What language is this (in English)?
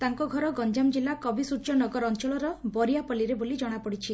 Odia